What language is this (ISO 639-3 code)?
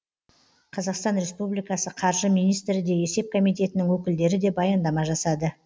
kaz